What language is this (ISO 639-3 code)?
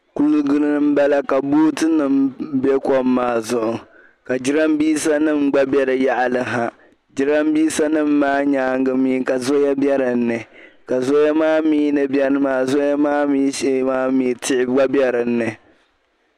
dag